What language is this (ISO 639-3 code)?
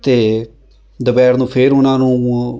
pan